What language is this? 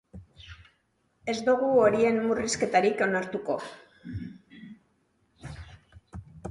Basque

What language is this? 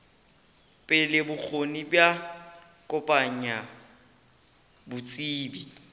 Northern Sotho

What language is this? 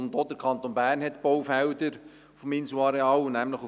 Swiss German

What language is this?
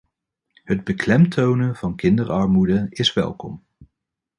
Dutch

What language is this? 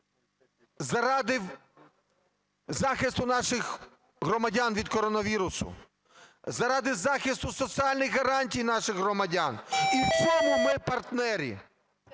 Ukrainian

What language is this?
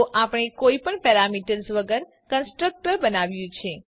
Gujarati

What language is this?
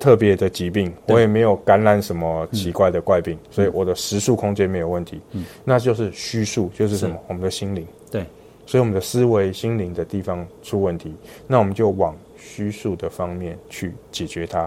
Chinese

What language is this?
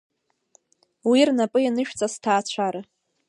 Abkhazian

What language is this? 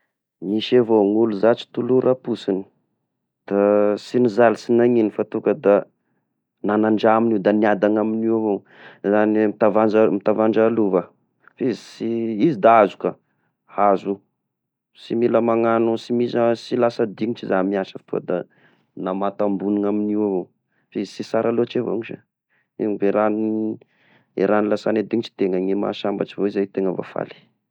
Tesaka Malagasy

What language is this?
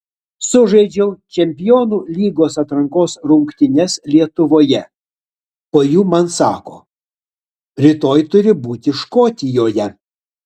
Lithuanian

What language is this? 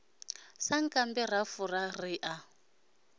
Venda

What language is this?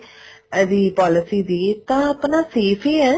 Punjabi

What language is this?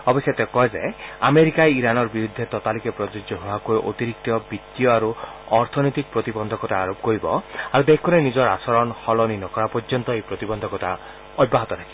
Assamese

